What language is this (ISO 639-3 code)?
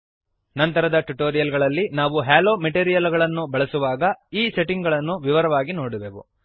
kan